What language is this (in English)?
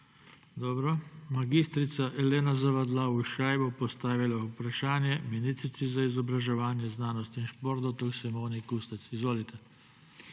Slovenian